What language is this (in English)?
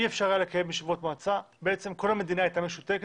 Hebrew